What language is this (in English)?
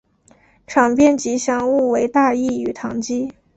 Chinese